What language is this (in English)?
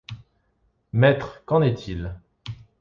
French